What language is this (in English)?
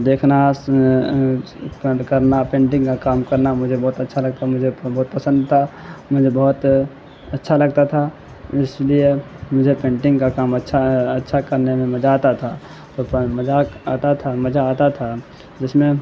Urdu